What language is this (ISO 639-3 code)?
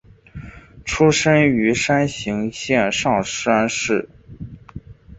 zho